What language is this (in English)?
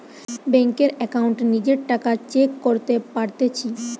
Bangla